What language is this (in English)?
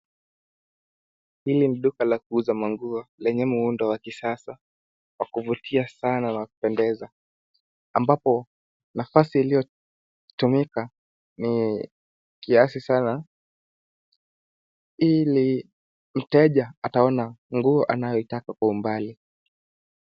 Swahili